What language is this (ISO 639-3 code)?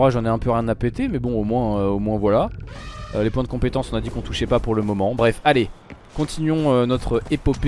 fra